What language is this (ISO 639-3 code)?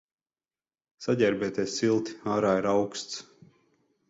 lav